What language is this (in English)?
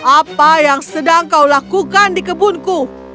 Indonesian